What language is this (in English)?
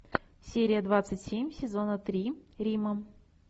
Russian